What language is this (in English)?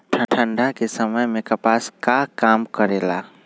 Magahi